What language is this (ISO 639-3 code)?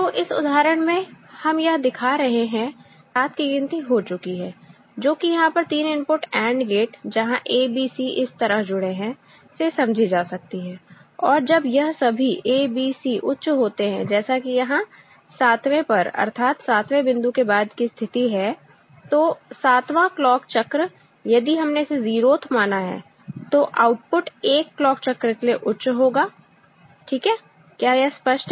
hin